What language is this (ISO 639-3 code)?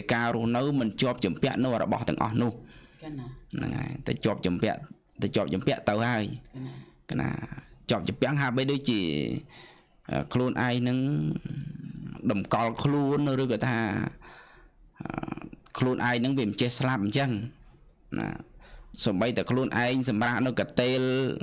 vie